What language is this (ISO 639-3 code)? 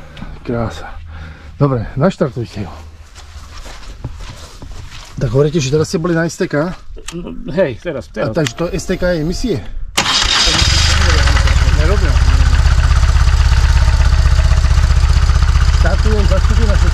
slk